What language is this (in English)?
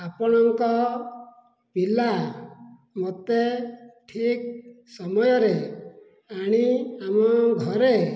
Odia